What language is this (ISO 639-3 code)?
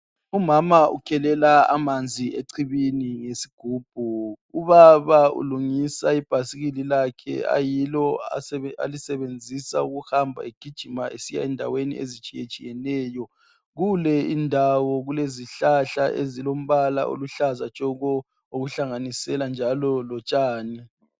nde